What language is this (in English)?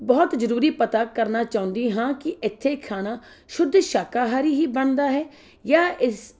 Punjabi